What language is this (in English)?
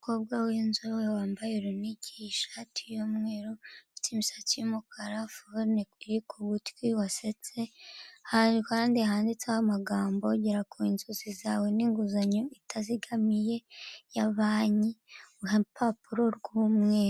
Kinyarwanda